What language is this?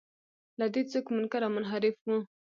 Pashto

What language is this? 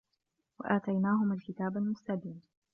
Arabic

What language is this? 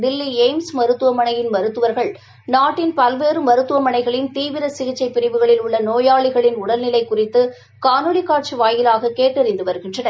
Tamil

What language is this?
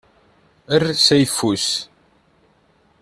Kabyle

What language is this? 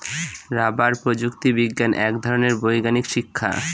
Bangla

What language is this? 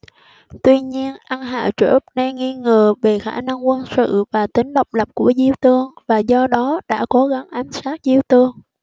Vietnamese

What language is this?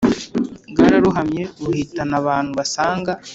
Kinyarwanda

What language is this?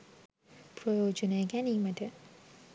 Sinhala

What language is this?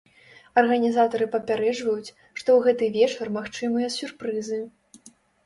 Belarusian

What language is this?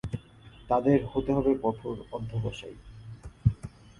Bangla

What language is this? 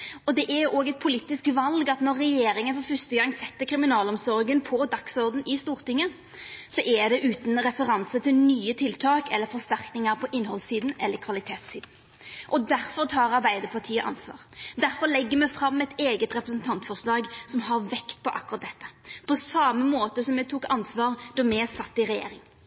Norwegian Nynorsk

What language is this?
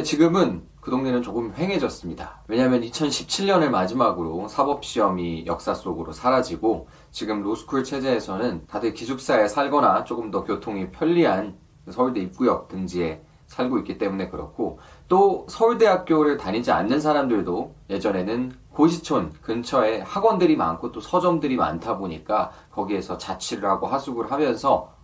Korean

